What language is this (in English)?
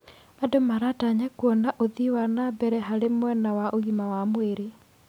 Kikuyu